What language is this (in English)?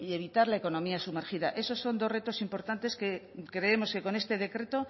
Spanish